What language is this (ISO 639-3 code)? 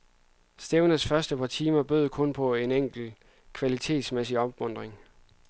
dan